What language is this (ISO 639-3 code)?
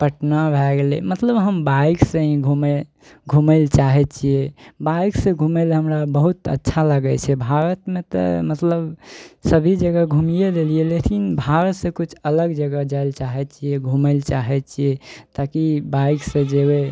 mai